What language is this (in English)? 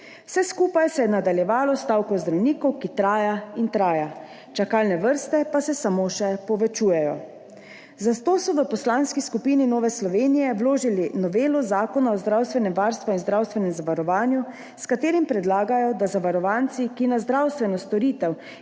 Slovenian